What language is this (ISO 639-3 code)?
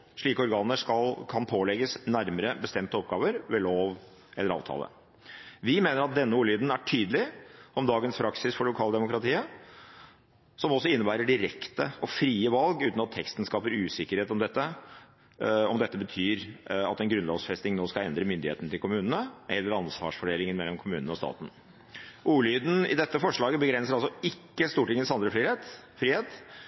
nob